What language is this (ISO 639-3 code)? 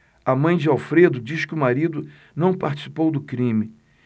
por